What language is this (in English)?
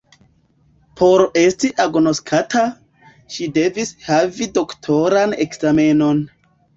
Esperanto